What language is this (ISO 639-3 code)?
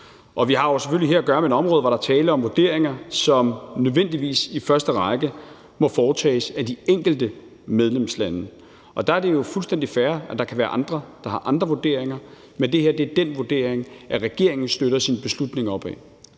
dan